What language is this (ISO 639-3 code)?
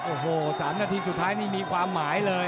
tha